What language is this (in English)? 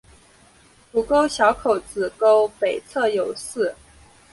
Chinese